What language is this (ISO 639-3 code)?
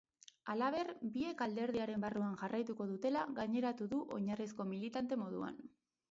eus